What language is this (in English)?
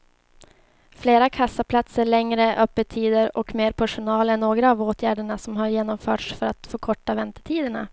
Swedish